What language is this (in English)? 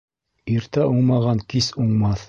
Bashkir